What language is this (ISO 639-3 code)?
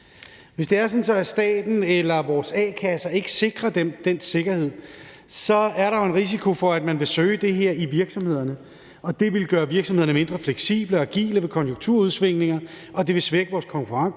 dan